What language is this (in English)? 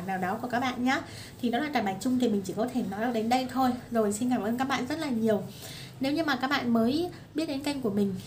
Vietnamese